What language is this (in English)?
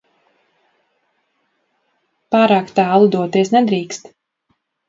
Latvian